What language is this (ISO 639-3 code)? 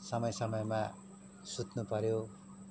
nep